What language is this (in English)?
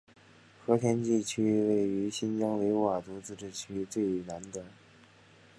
Chinese